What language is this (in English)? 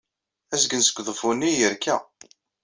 Kabyle